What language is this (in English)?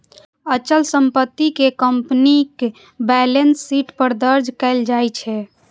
Maithili